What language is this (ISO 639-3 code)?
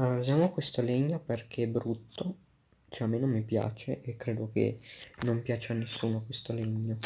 ita